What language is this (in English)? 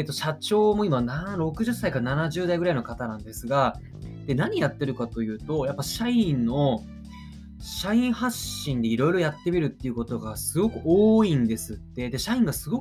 Japanese